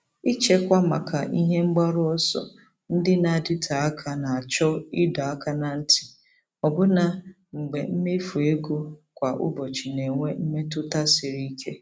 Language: Igbo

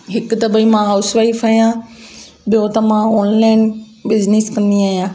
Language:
Sindhi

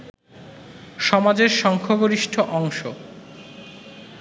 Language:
Bangla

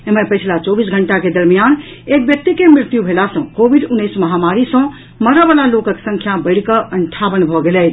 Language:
Maithili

